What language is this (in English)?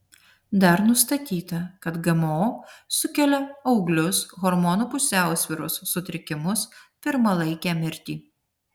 Lithuanian